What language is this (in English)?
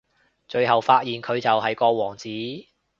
Cantonese